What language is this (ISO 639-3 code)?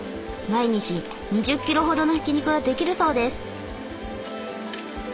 jpn